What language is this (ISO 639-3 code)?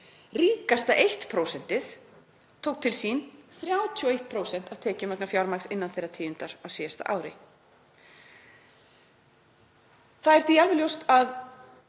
isl